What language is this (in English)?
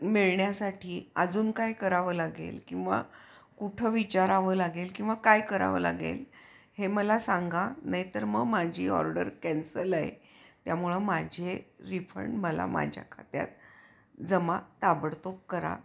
Marathi